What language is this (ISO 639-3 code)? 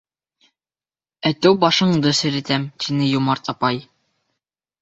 bak